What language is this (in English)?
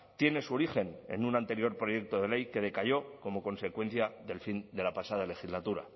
Spanish